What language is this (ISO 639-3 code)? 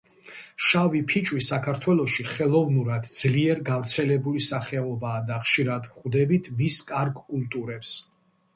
kat